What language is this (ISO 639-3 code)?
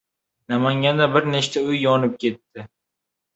uzb